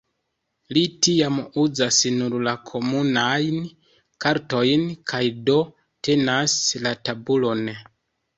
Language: Esperanto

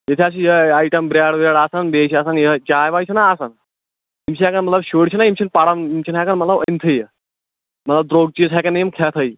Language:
Kashmiri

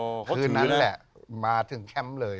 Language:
Thai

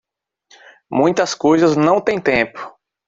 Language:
Portuguese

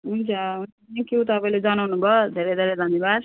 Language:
Nepali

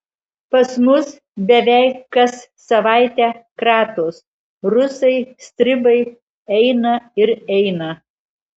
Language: Lithuanian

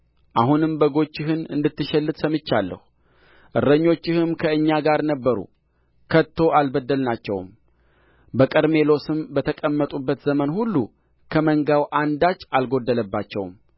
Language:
Amharic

